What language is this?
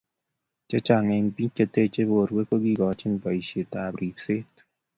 Kalenjin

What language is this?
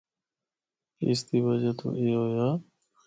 Northern Hindko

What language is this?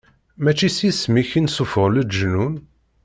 Kabyle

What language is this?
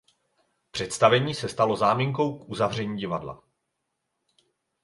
Czech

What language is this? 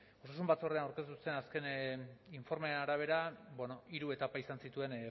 Basque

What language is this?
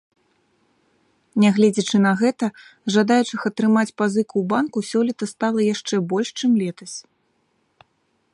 Belarusian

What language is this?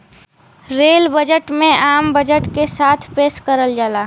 Bhojpuri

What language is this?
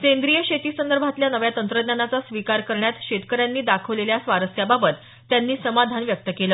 Marathi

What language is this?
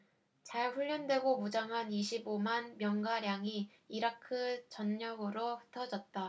Korean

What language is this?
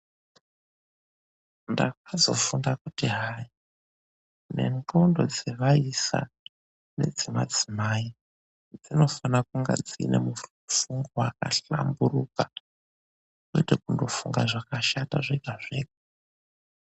Ndau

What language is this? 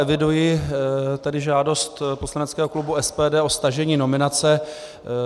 Czech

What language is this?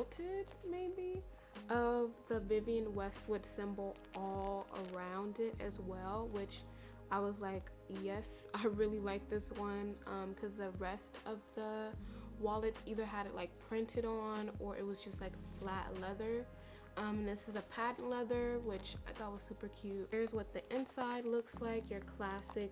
English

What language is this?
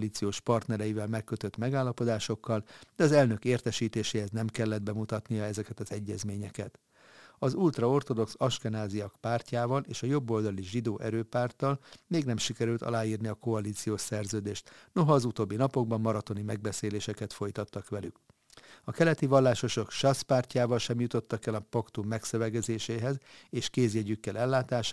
Hungarian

